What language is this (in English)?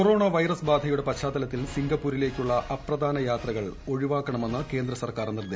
Malayalam